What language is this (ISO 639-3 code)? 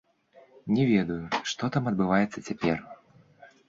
bel